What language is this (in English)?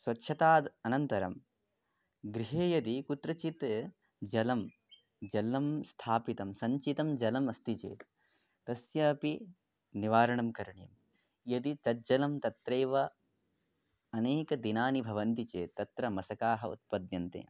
Sanskrit